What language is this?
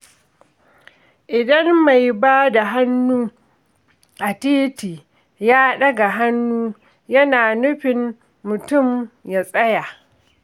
Hausa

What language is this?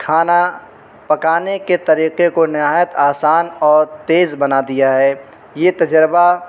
Urdu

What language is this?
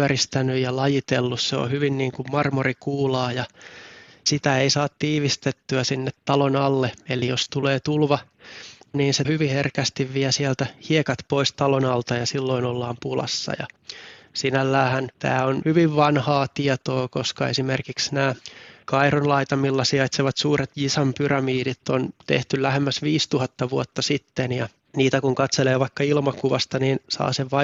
Finnish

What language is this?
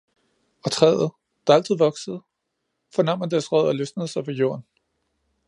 Danish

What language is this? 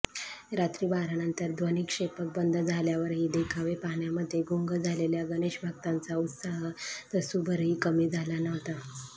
Marathi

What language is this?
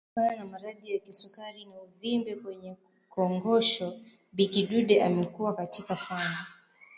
Swahili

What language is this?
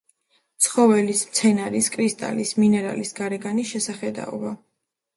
Georgian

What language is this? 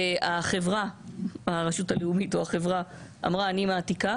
Hebrew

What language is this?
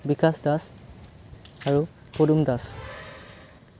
Assamese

